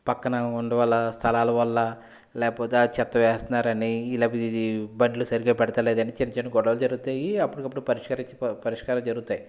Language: Telugu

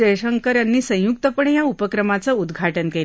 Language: Marathi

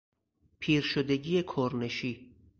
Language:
Persian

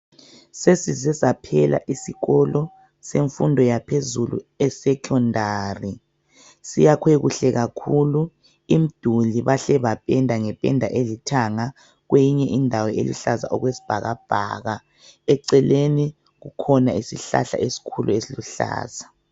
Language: North Ndebele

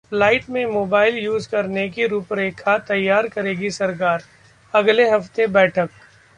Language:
Hindi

